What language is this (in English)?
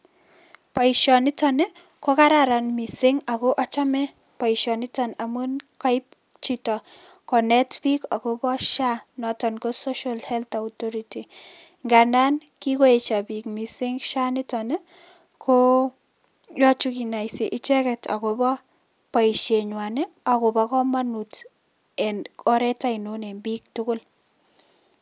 Kalenjin